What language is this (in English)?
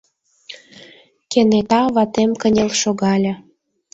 Mari